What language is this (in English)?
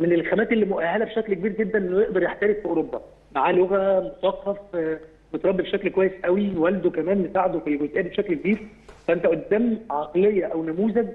Arabic